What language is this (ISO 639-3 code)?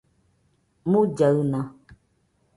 hux